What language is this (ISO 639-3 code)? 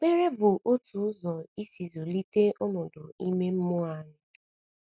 ibo